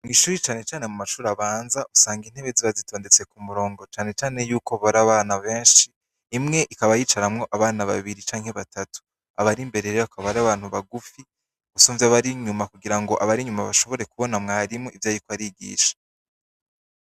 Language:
Rundi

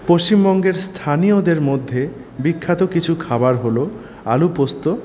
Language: Bangla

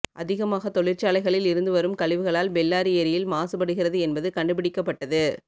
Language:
Tamil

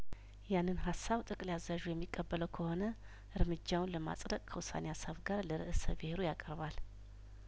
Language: Amharic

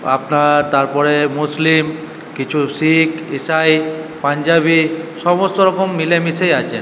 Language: Bangla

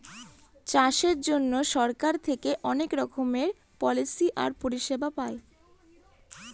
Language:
Bangla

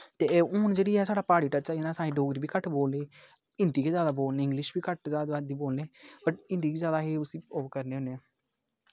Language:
Dogri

